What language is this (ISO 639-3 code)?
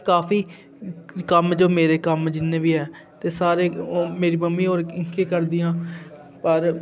doi